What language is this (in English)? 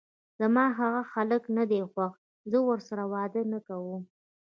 Pashto